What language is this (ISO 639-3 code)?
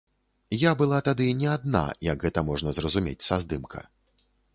bel